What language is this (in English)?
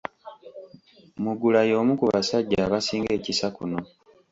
Ganda